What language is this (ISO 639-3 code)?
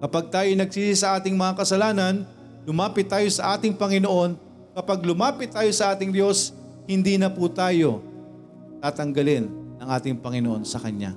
fil